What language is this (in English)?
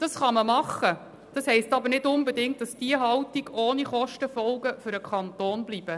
Swiss German